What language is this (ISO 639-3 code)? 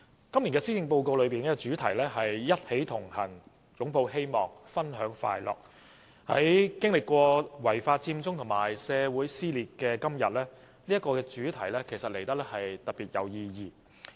yue